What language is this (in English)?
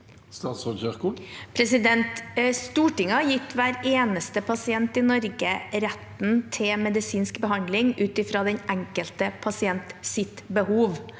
Norwegian